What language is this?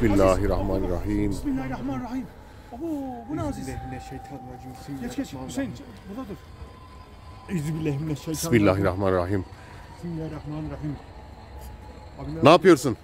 Turkish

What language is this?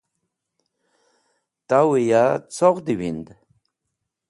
Wakhi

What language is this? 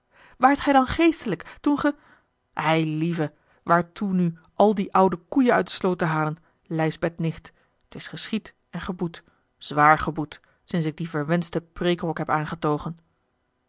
Dutch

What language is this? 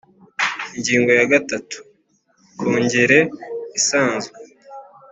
Kinyarwanda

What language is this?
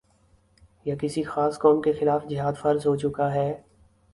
Urdu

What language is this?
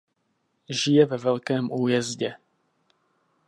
Czech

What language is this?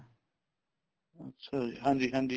Punjabi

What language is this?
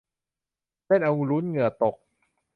Thai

